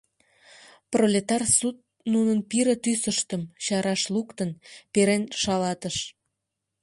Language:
Mari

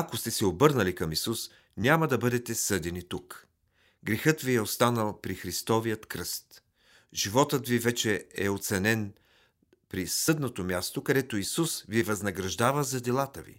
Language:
Bulgarian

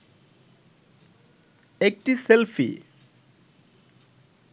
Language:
Bangla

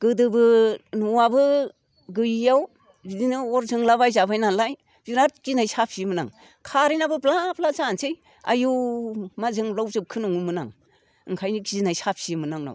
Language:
Bodo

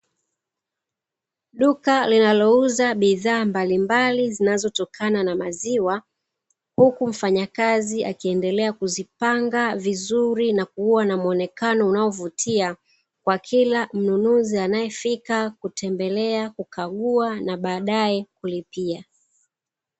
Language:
Swahili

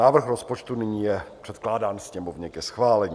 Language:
Czech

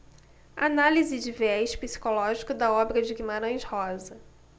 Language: Portuguese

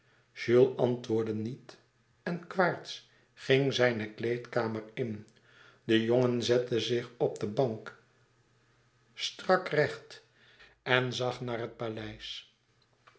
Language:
Dutch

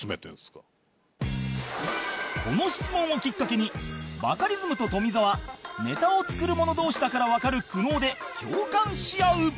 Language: Japanese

